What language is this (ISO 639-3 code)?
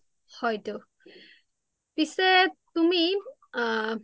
asm